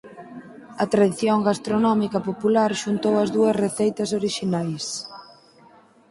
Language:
Galician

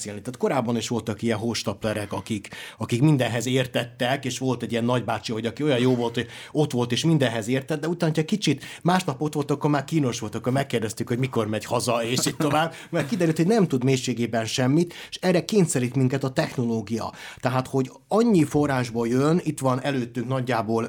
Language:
Hungarian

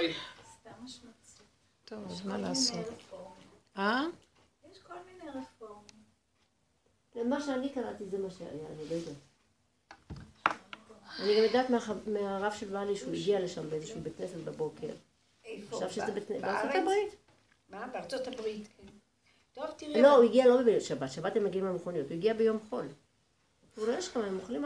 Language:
Hebrew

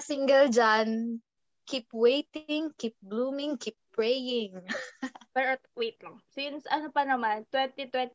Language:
Filipino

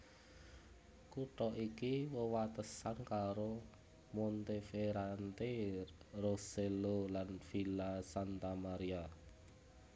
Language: Javanese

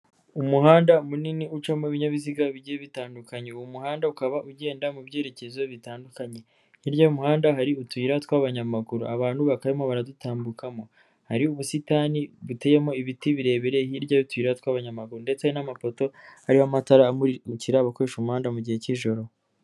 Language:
Kinyarwanda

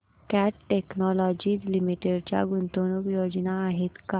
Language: Marathi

